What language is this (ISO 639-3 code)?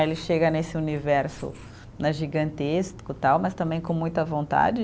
por